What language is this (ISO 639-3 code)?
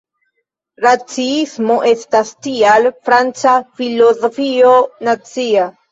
epo